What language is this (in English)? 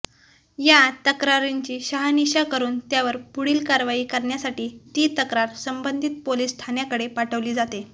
Marathi